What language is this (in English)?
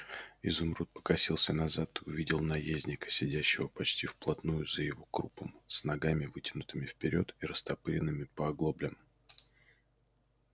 Russian